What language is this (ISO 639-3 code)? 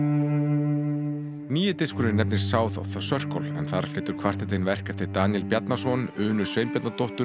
isl